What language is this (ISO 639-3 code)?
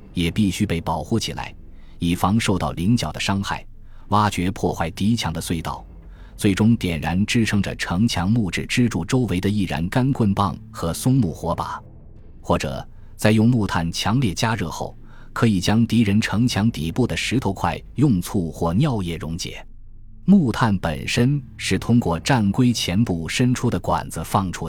zho